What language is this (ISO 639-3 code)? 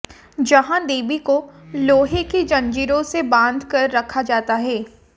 hin